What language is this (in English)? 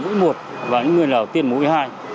Vietnamese